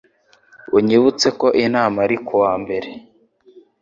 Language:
Kinyarwanda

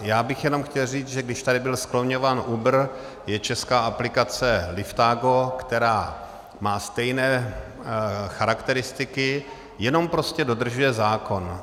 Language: Czech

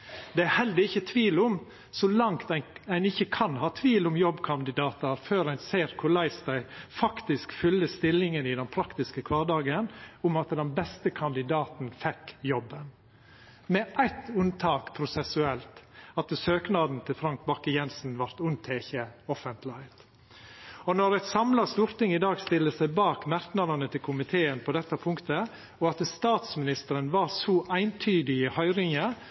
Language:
Norwegian Nynorsk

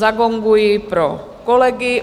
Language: Czech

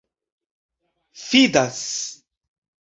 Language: Esperanto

